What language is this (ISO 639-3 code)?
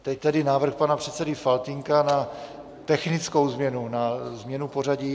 ces